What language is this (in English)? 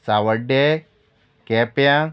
Konkani